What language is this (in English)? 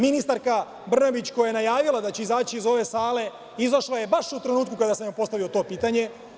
Serbian